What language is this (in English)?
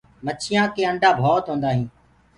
Gurgula